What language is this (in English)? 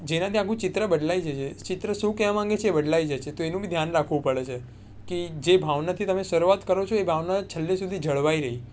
Gujarati